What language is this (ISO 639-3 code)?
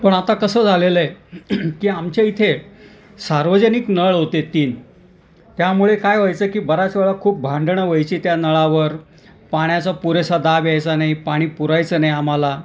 mar